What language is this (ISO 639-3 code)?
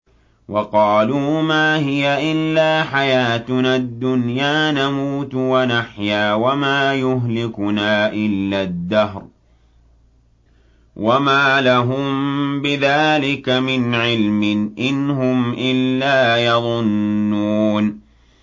ara